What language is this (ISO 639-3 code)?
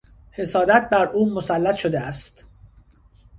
fas